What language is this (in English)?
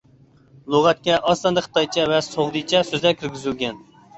Uyghur